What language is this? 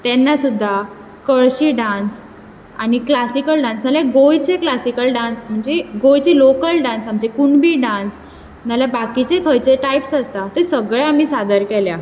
Konkani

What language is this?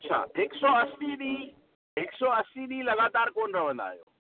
Sindhi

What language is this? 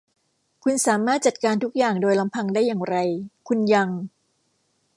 Thai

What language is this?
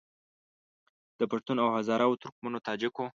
Pashto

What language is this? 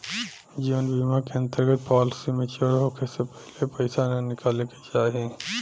Bhojpuri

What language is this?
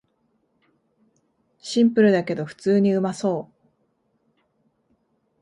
Japanese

